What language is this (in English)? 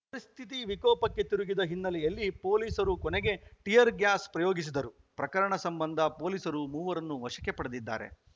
Kannada